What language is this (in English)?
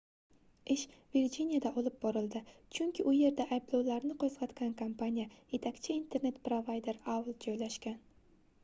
Uzbek